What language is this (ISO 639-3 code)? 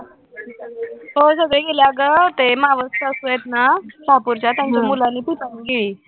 mar